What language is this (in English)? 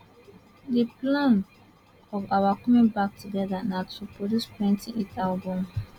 Nigerian Pidgin